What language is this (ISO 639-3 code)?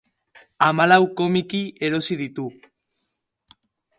eus